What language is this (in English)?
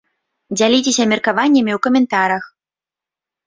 Belarusian